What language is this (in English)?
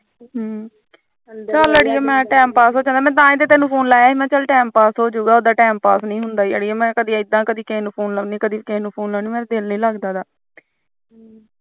Punjabi